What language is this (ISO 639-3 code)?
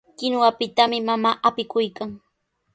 qws